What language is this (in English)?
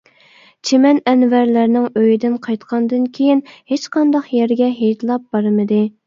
Uyghur